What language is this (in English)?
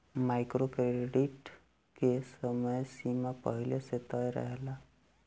Bhojpuri